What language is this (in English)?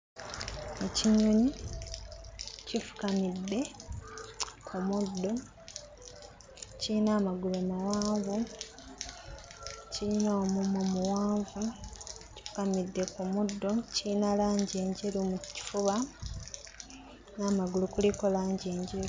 Ganda